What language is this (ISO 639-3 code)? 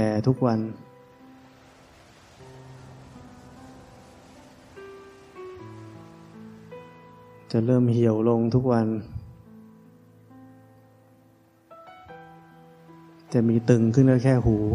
tha